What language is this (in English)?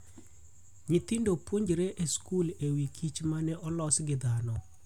Luo (Kenya and Tanzania)